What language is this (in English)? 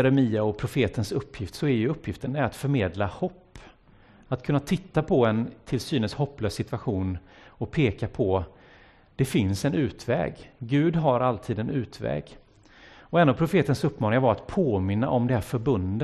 Swedish